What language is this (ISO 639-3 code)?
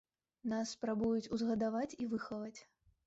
bel